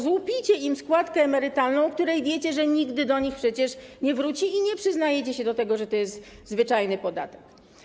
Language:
Polish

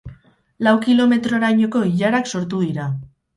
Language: Basque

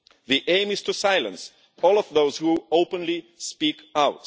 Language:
English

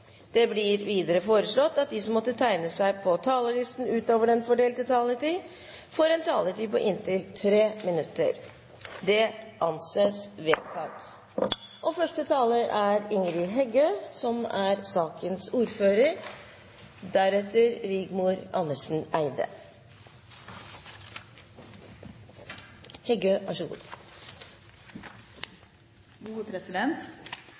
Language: Norwegian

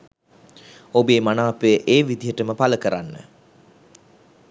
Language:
Sinhala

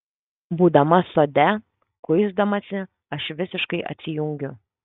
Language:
Lithuanian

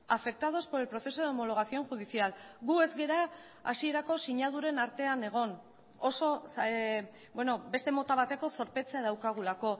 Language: Basque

